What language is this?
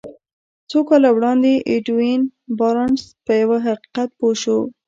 Pashto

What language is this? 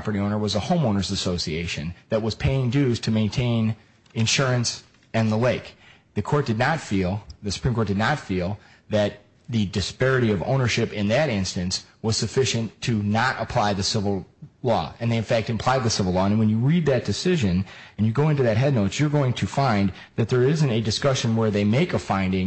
English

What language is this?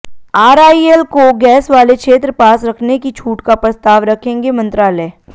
Hindi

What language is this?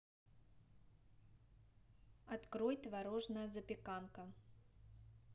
Russian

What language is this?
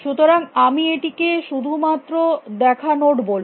Bangla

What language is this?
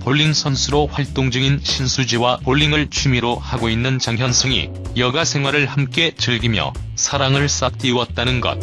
Korean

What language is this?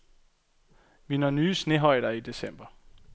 Danish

